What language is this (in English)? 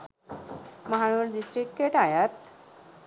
Sinhala